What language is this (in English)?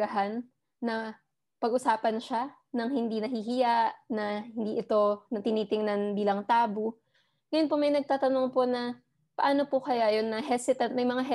Filipino